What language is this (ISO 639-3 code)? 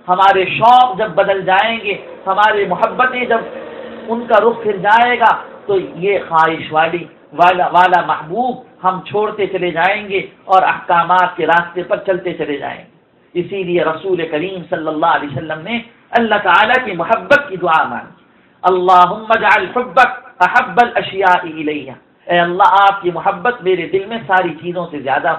ara